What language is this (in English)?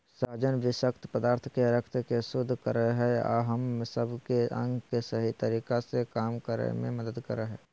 Magahi